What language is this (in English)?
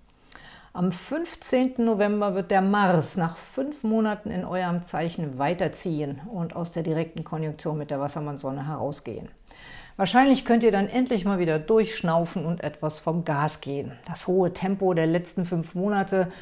German